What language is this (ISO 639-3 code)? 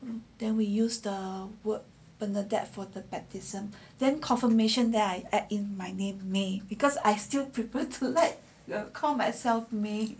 eng